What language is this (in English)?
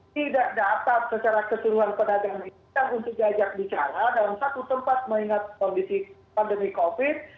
Indonesian